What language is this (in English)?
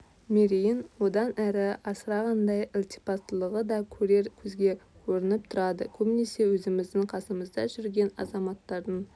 Kazakh